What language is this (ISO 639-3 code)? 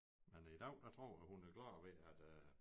dan